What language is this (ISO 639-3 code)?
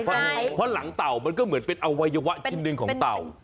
tha